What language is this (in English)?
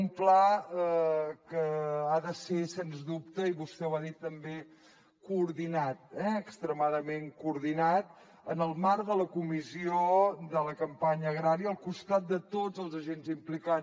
Catalan